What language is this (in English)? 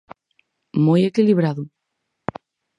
Galician